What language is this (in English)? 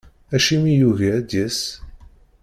Kabyle